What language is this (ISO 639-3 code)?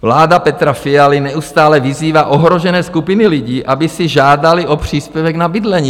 ces